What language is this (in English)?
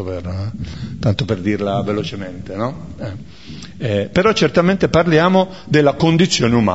Italian